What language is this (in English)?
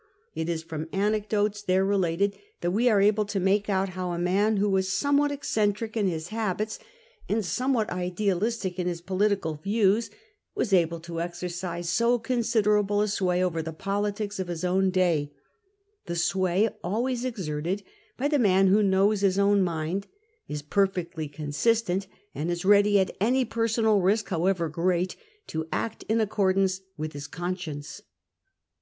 English